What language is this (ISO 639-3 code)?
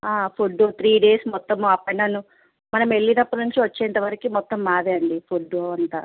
tel